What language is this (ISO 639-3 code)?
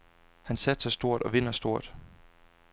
dan